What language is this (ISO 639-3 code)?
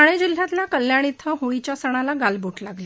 mar